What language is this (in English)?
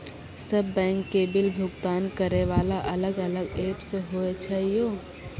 Maithili